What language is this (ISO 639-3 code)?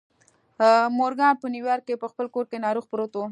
pus